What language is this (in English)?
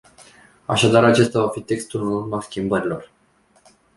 Romanian